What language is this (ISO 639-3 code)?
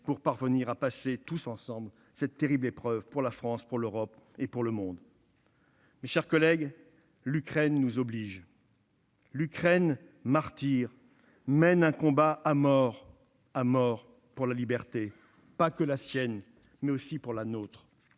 fra